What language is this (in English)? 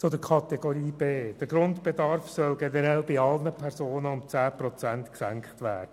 Swiss German